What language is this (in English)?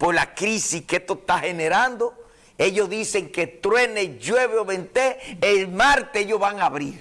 Spanish